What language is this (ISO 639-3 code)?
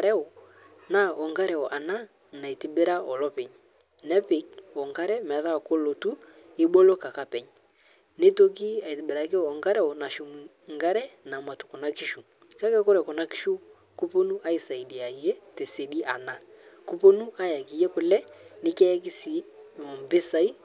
mas